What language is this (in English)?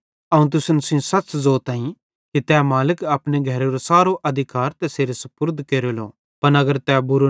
Bhadrawahi